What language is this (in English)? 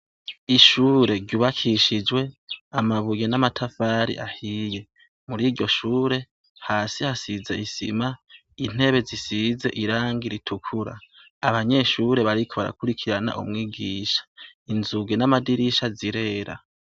Rundi